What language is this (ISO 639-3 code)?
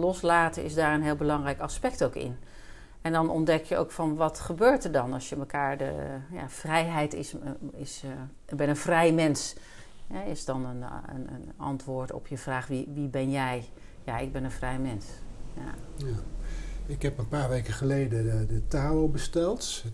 nld